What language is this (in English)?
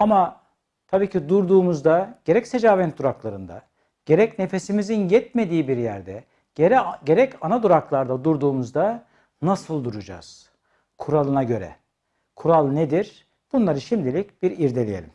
Turkish